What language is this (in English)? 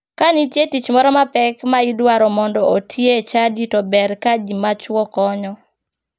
Luo (Kenya and Tanzania)